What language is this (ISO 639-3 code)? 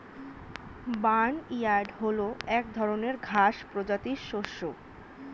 ben